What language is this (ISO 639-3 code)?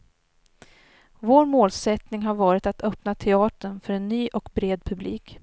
swe